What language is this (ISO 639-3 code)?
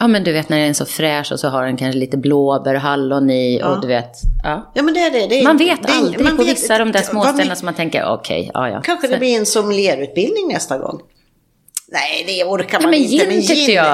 swe